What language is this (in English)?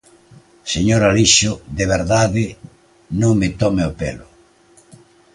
Galician